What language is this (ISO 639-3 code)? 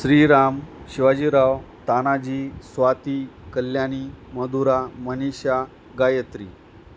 mar